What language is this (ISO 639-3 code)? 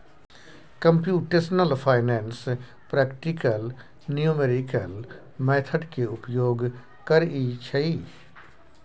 mai